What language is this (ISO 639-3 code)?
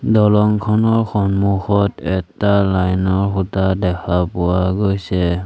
asm